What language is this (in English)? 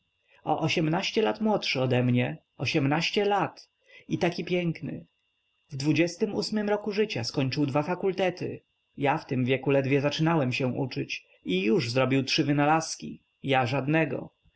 Polish